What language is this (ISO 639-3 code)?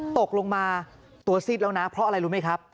tha